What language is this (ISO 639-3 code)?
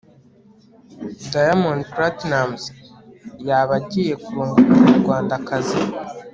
kin